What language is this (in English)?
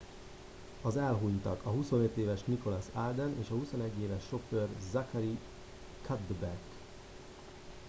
Hungarian